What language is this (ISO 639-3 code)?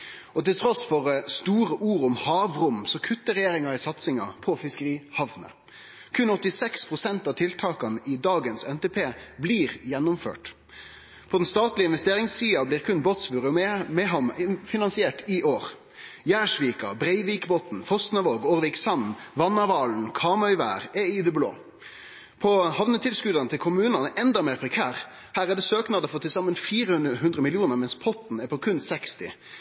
nno